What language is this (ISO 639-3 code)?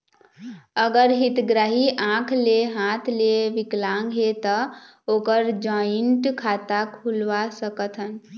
hne